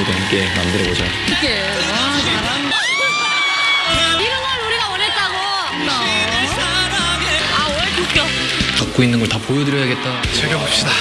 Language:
Korean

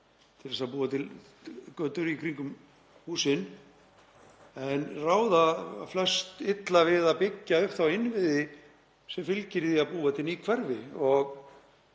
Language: Icelandic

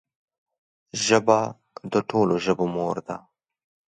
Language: Pashto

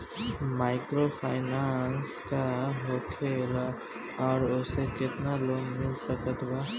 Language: Bhojpuri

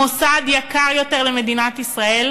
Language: Hebrew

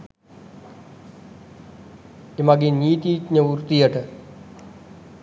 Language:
Sinhala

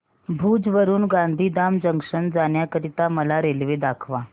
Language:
Marathi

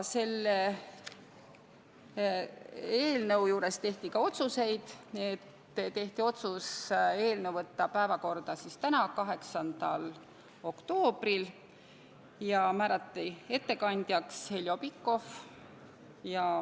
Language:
Estonian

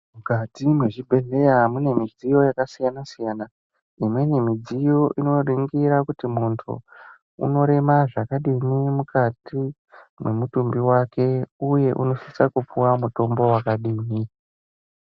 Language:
Ndau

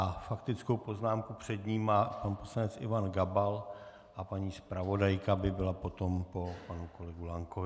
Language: Czech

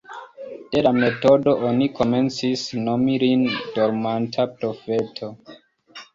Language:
Esperanto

